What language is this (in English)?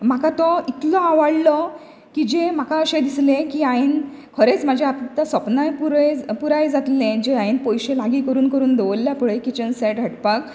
Konkani